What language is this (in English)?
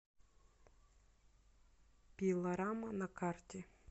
Russian